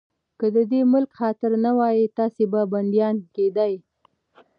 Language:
Pashto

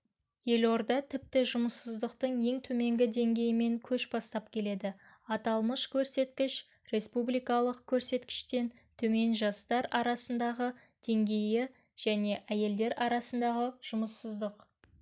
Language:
Kazakh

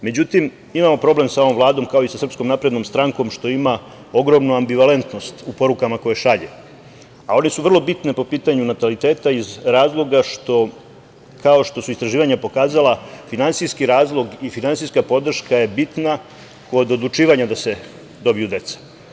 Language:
Serbian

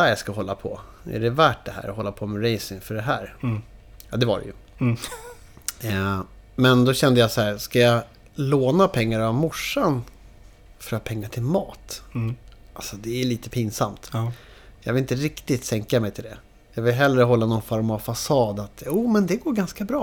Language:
Swedish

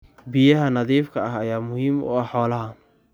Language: Somali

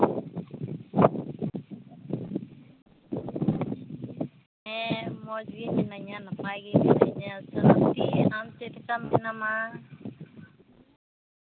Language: Santali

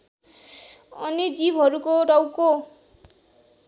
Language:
Nepali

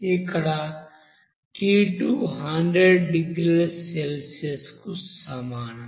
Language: Telugu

